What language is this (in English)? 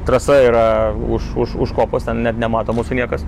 Lithuanian